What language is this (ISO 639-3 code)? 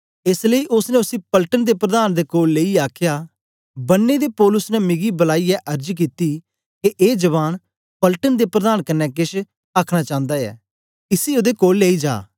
doi